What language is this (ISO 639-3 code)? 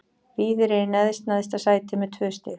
isl